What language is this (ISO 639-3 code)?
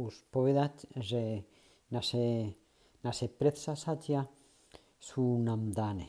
ces